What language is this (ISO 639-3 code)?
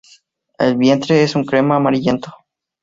spa